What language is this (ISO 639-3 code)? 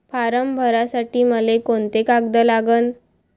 mar